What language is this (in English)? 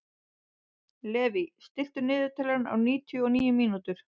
Icelandic